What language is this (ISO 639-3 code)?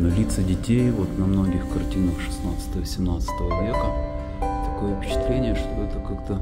rus